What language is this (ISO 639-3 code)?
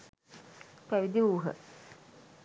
sin